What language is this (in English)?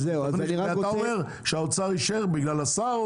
Hebrew